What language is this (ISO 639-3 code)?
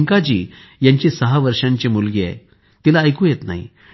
mar